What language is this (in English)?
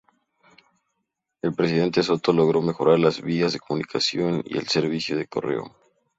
Spanish